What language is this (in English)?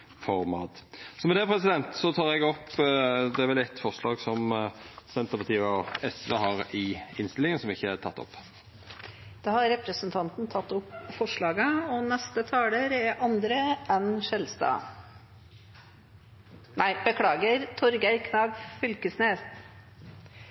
Norwegian Nynorsk